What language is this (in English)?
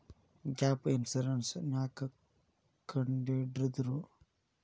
Kannada